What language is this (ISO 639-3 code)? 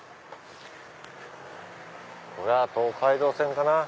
jpn